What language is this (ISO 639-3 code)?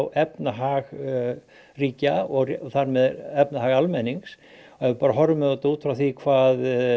isl